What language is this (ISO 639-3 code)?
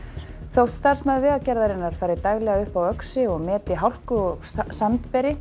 isl